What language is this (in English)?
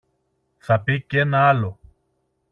Greek